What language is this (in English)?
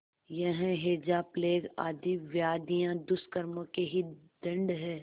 Hindi